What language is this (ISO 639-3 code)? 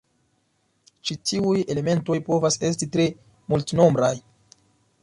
epo